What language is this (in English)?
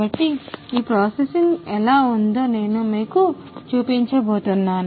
Telugu